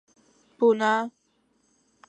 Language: Chinese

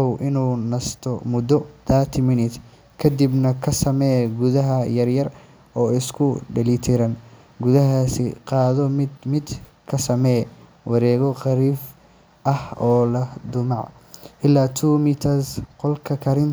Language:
Somali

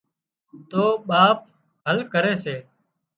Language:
Wadiyara Koli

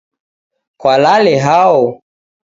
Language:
Taita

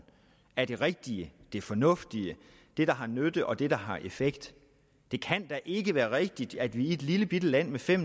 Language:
Danish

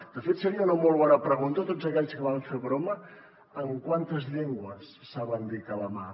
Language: Catalan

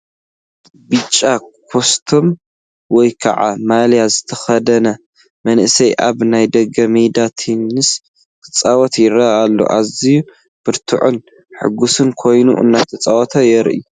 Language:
Tigrinya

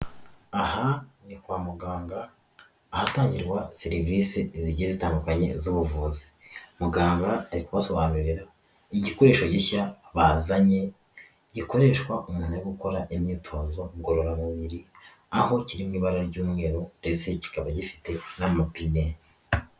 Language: Kinyarwanda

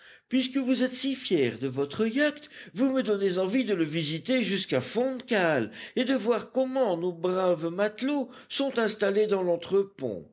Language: French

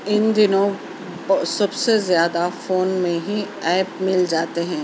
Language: Urdu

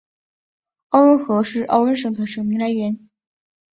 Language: Chinese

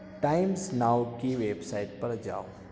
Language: Urdu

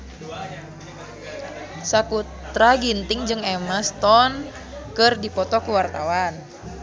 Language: Sundanese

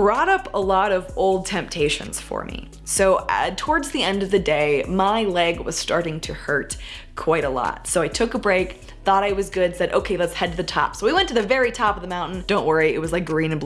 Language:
English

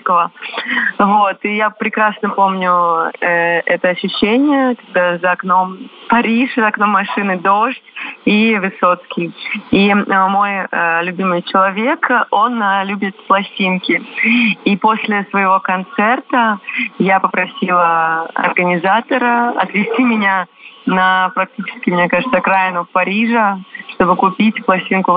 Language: Russian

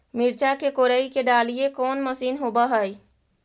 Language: Magahi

